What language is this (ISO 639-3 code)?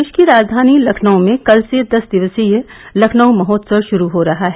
hin